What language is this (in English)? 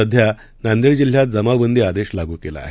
Marathi